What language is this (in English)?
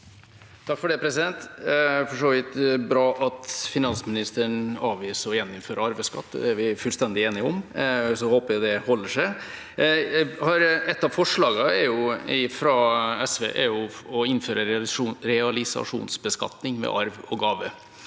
Norwegian